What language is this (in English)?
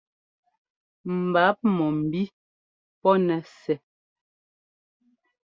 Ngomba